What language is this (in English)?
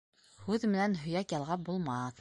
Bashkir